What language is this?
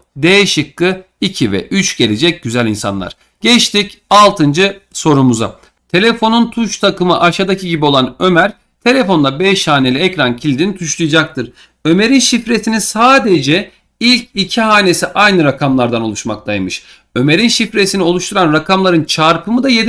Turkish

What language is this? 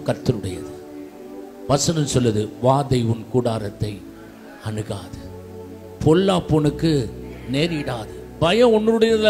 Romanian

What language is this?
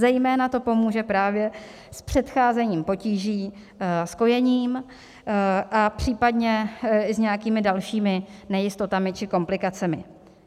Czech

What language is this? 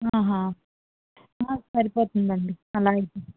Telugu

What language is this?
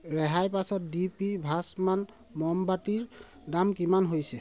Assamese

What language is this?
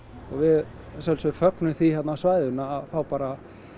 Icelandic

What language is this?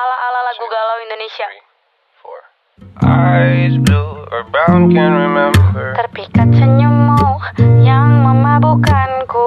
Indonesian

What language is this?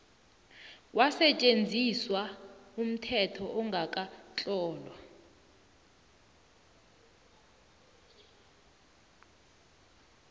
South Ndebele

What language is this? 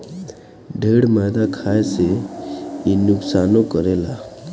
Bhojpuri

